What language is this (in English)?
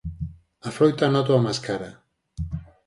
Galician